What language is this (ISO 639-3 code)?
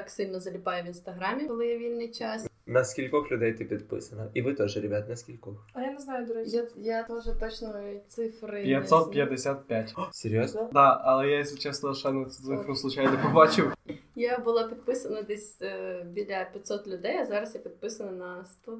ukr